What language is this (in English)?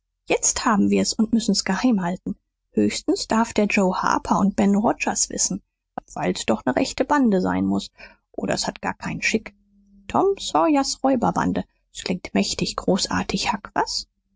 German